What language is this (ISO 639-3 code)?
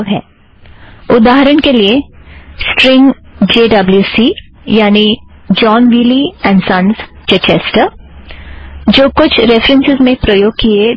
hin